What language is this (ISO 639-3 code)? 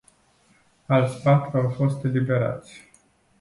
ron